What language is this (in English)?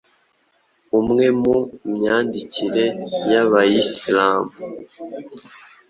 Kinyarwanda